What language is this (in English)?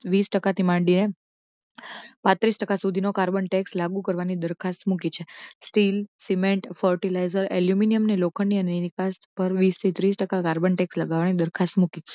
Gujarati